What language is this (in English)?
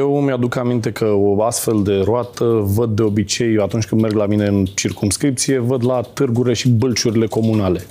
Romanian